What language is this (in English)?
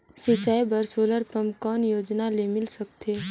Chhattisgarhi